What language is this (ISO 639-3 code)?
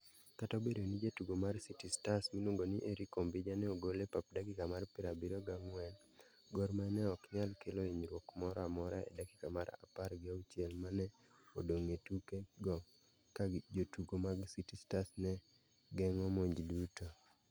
luo